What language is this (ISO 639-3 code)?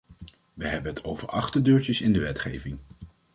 nld